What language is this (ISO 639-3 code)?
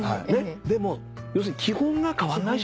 jpn